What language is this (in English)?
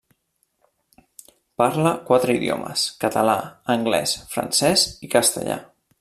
Catalan